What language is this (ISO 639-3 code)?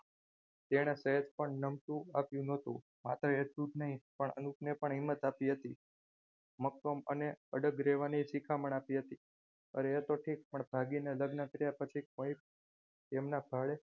guj